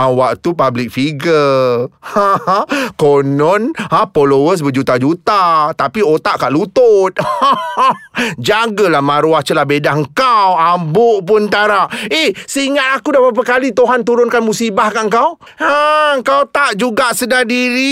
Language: Malay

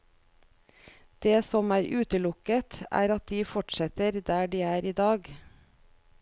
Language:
Norwegian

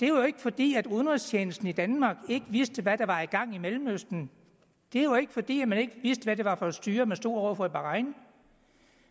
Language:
Danish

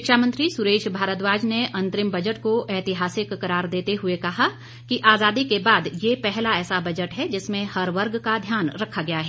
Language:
Hindi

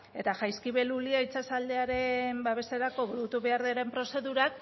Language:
Basque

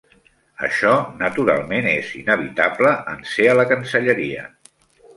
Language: Catalan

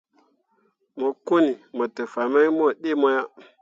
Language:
Mundang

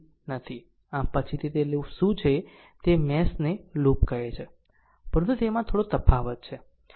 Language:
Gujarati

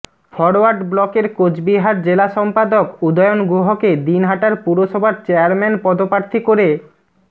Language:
Bangla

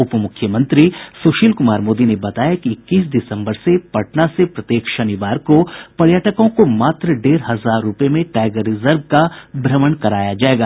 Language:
Hindi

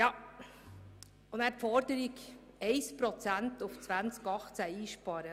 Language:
Swiss German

